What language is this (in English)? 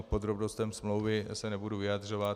Czech